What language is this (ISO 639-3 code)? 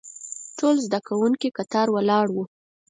pus